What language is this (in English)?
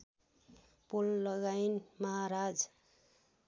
Nepali